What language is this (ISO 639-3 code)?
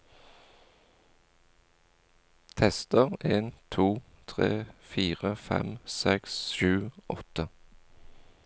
nor